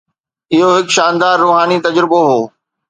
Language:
Sindhi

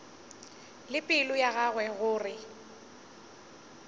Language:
Northern Sotho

